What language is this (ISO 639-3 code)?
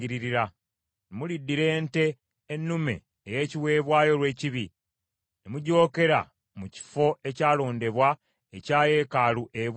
lug